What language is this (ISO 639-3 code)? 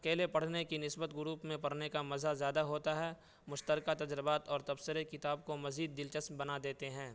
urd